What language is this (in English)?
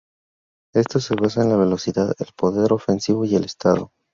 Spanish